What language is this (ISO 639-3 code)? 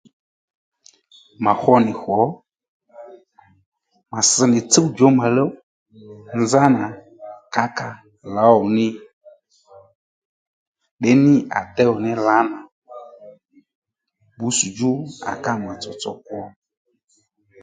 led